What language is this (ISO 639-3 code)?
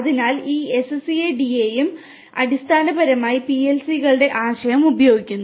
mal